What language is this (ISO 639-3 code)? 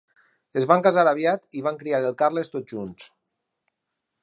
cat